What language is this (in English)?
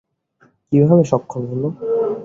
Bangla